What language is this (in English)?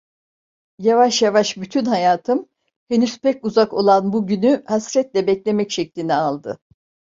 Turkish